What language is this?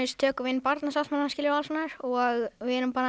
Icelandic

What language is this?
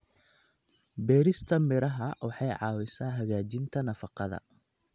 Somali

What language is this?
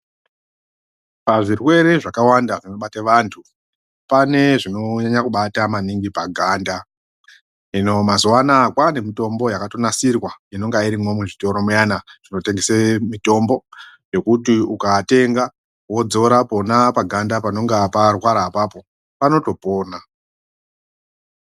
Ndau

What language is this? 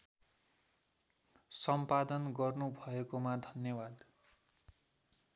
Nepali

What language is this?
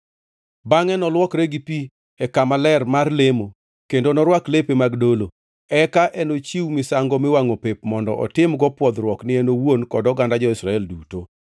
Luo (Kenya and Tanzania)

